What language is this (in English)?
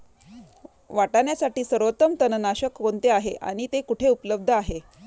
Marathi